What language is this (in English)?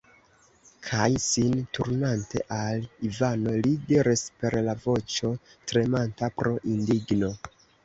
Esperanto